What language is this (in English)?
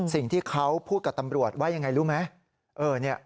Thai